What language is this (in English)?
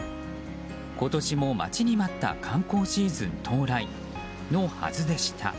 Japanese